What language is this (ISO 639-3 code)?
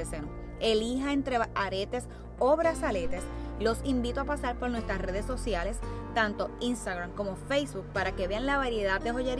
spa